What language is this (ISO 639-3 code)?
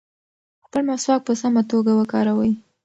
pus